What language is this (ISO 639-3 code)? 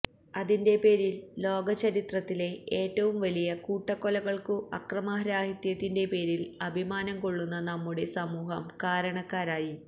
mal